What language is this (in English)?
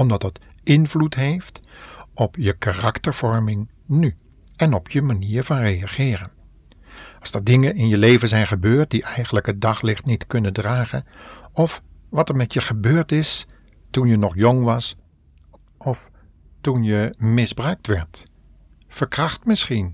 Dutch